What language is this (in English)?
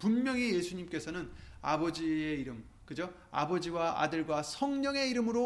Korean